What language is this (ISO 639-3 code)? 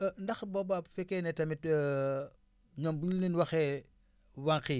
wol